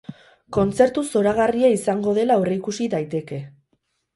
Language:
Basque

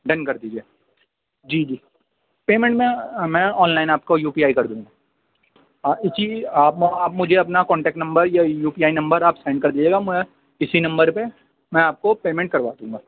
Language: Urdu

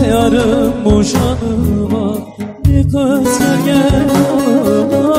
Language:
Dutch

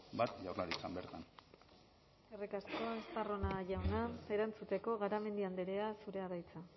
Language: Basque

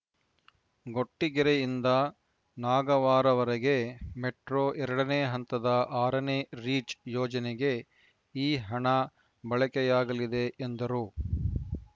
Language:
Kannada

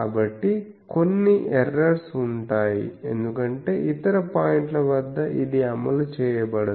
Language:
Telugu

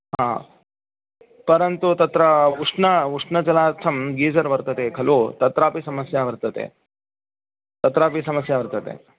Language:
Sanskrit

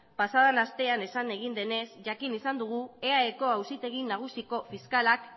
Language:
Basque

